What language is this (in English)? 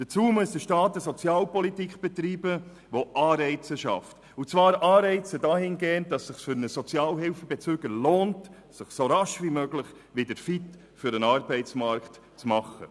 Swiss German